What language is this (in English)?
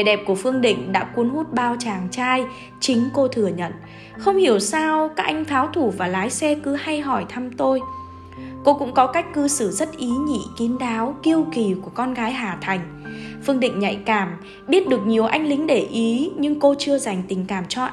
Vietnamese